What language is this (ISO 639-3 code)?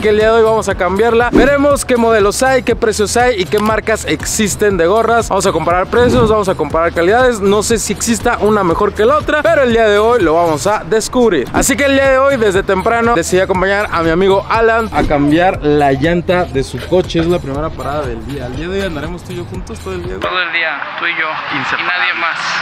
spa